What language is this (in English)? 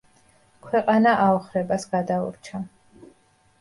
Georgian